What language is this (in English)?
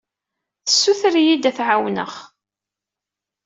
Kabyle